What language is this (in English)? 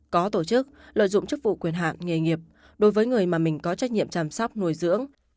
Vietnamese